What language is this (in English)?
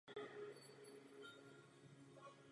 Czech